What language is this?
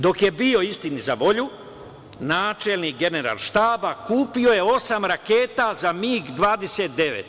Serbian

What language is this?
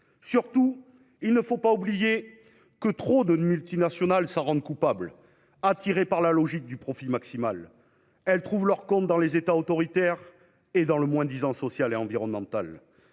French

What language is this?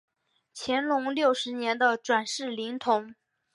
Chinese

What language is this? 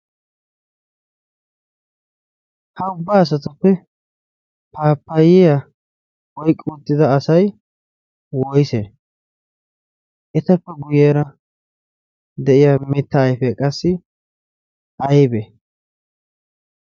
Wolaytta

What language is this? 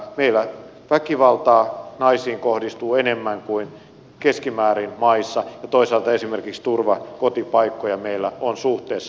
Finnish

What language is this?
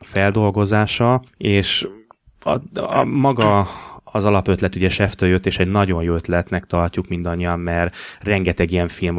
Hungarian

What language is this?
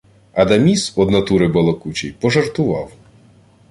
Ukrainian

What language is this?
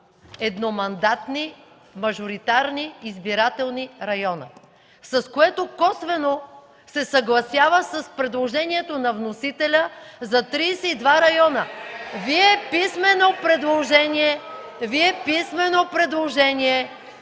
Bulgarian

